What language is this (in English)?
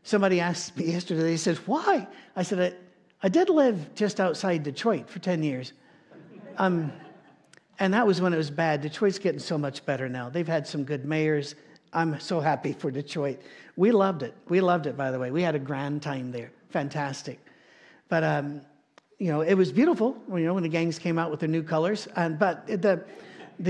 English